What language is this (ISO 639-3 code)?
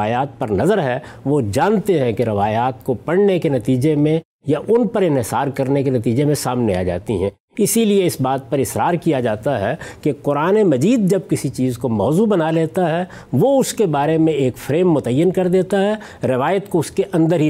urd